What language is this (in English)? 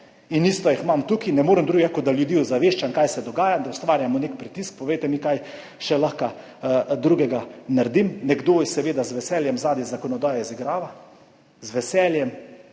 Slovenian